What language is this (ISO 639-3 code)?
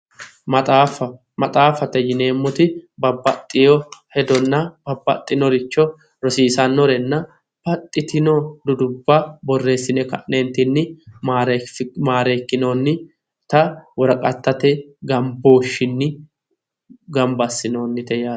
sid